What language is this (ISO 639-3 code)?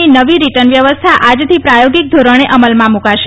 guj